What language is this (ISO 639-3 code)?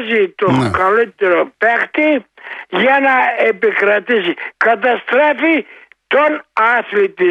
ell